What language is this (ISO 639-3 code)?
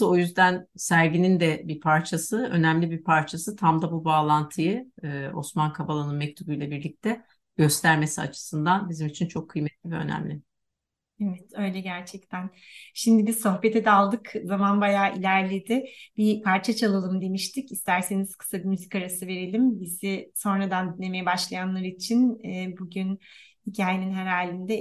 tur